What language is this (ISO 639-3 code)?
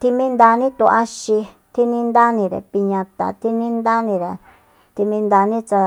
vmp